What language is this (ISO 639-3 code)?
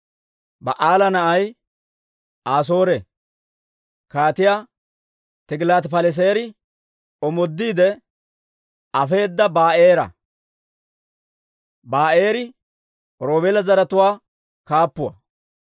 dwr